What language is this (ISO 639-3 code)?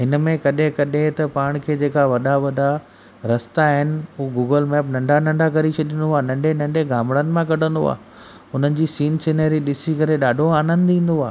snd